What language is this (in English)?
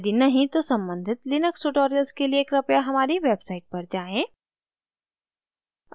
Hindi